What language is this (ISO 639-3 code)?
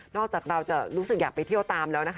tha